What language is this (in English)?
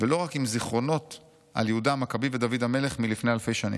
Hebrew